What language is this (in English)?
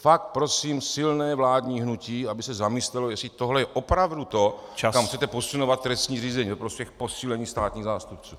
Czech